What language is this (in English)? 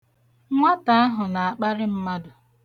Igbo